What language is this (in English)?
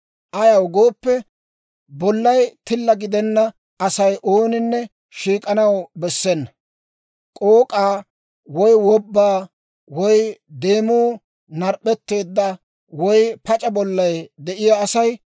Dawro